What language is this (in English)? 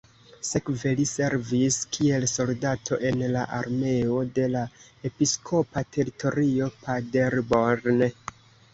Esperanto